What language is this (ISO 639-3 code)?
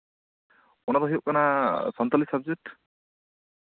sat